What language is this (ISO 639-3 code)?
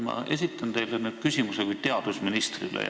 est